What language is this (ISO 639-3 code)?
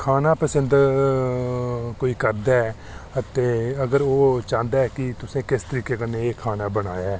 doi